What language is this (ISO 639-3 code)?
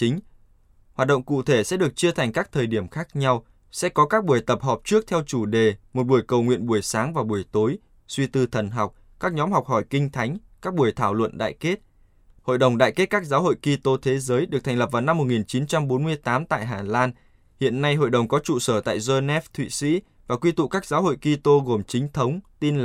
vie